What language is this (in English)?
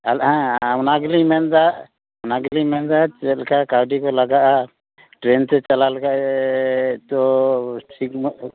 Santali